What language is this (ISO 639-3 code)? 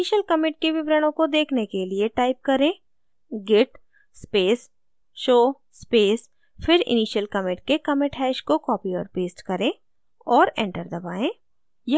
hin